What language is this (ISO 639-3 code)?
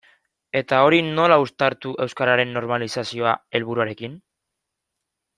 eus